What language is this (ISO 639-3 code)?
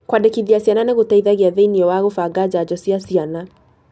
kik